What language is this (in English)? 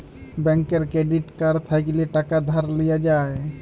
Bangla